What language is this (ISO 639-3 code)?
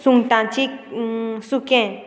kok